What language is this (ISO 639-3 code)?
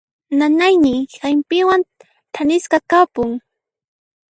qxp